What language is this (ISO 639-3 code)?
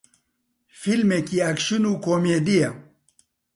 ckb